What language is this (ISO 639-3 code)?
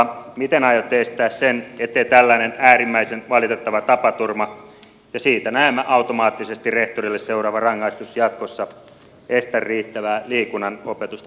fin